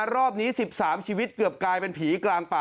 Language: Thai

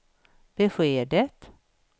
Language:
Swedish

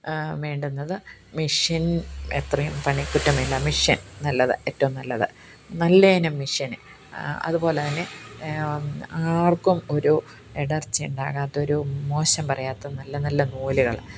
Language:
Malayalam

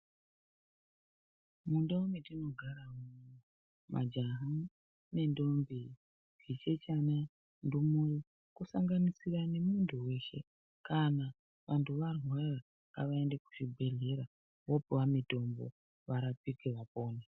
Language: Ndau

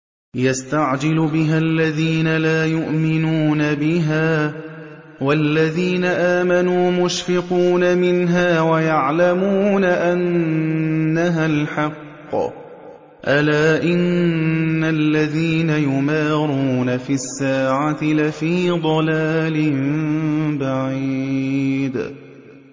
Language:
Arabic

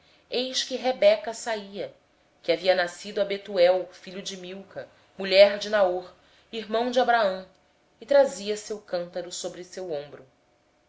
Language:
Portuguese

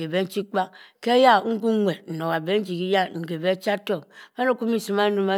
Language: Cross River Mbembe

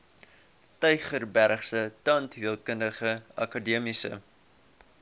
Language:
Afrikaans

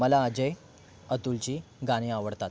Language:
Marathi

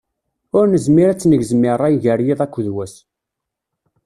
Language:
Kabyle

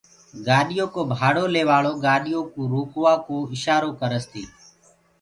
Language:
Gurgula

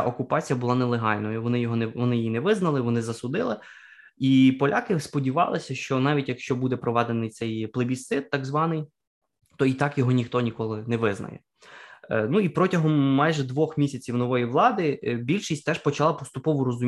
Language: Ukrainian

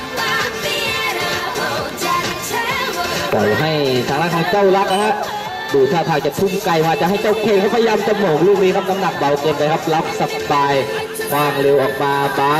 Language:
Thai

